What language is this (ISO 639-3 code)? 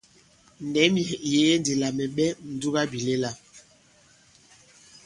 abb